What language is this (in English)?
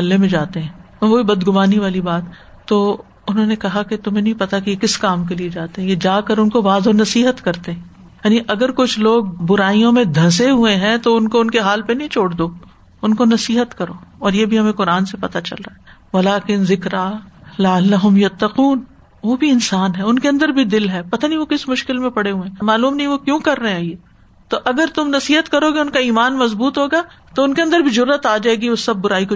Urdu